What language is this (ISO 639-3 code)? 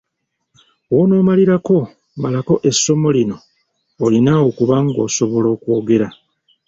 lug